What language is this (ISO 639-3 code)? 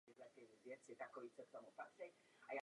ces